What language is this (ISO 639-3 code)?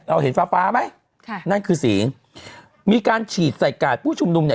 tha